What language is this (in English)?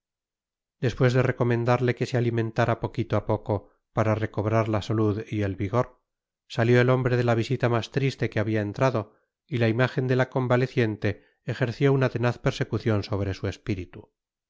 Spanish